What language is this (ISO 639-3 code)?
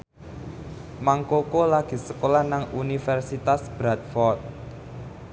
jav